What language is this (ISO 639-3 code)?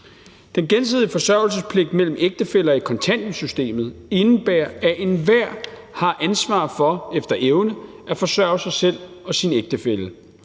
dan